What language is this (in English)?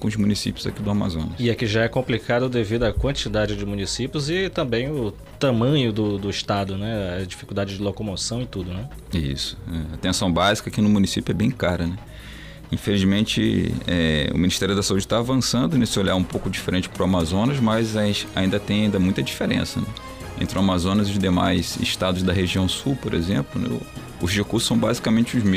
Portuguese